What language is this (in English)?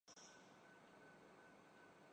Urdu